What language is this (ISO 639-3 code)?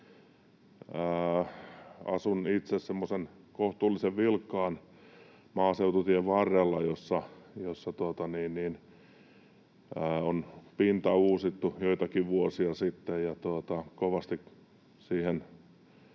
fin